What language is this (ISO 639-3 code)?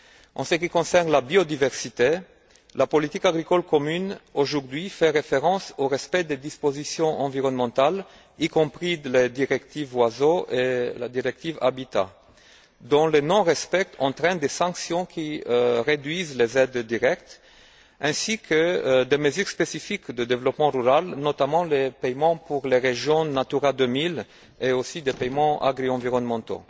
fra